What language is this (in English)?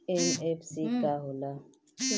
Bhojpuri